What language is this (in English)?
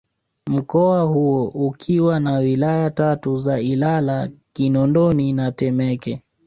Swahili